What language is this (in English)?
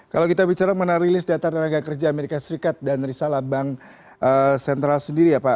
Indonesian